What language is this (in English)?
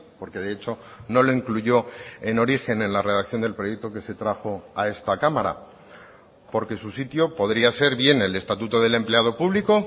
Spanish